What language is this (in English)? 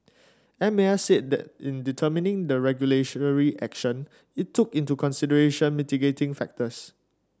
English